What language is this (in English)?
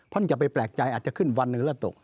Thai